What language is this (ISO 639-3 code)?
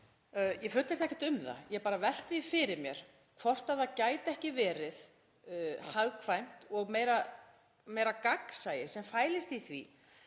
isl